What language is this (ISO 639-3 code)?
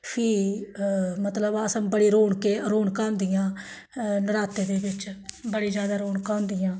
doi